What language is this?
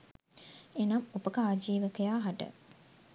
Sinhala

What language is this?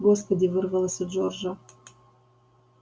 Russian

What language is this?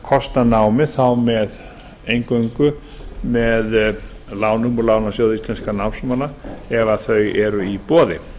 Icelandic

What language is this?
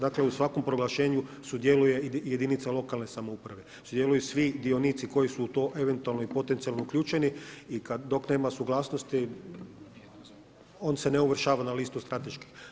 Croatian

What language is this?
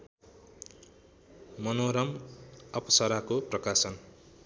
Nepali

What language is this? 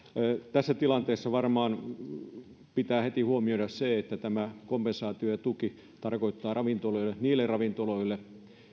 Finnish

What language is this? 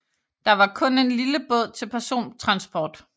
Danish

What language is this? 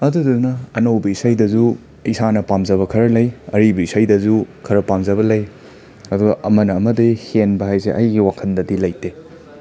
Manipuri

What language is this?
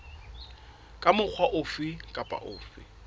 Southern Sotho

